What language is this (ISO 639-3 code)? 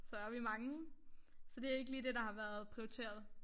dan